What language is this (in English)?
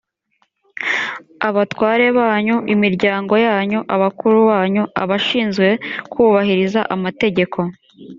Kinyarwanda